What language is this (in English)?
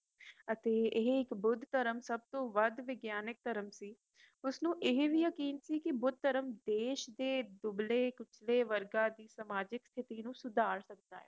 Punjabi